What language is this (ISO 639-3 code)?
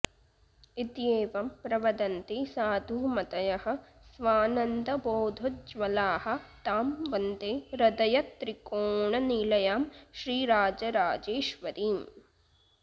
san